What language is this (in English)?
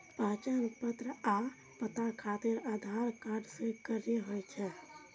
Maithili